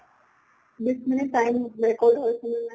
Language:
Assamese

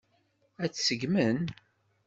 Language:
Kabyle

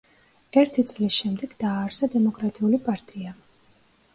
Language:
Georgian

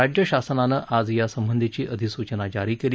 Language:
Marathi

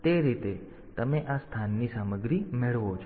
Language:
Gujarati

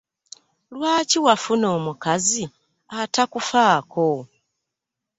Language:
Ganda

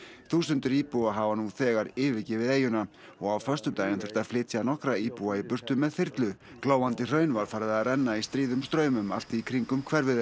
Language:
Icelandic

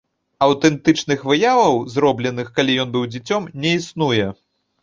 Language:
Belarusian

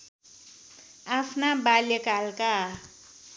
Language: Nepali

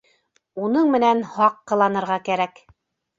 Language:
Bashkir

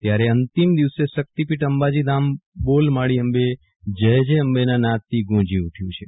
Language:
Gujarati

